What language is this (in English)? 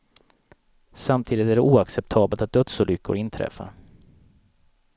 Swedish